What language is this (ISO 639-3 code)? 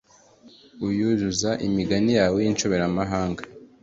kin